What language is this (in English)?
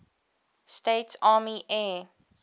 English